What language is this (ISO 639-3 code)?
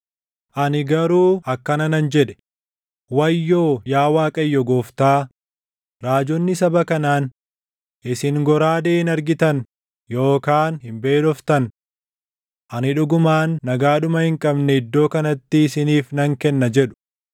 orm